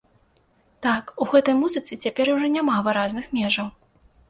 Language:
Belarusian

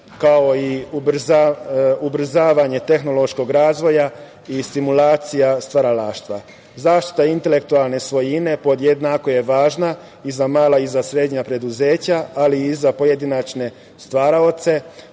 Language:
Serbian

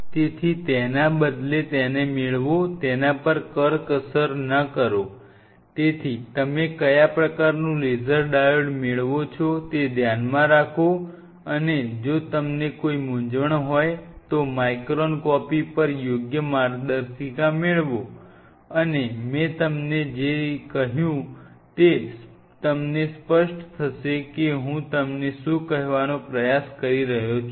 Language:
Gujarati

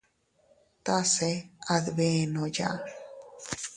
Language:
Teutila Cuicatec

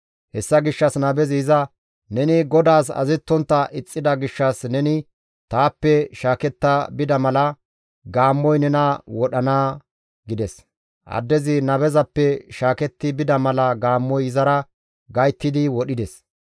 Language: Gamo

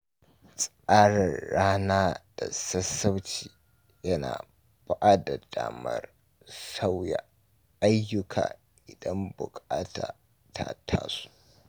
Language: Hausa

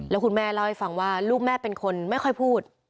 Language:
Thai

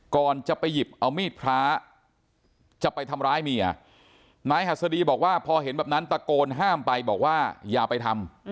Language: Thai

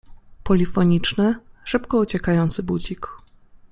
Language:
Polish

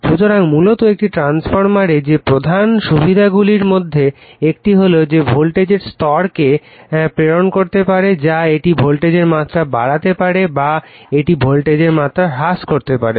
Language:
Bangla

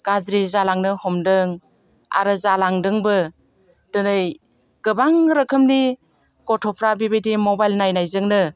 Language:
Bodo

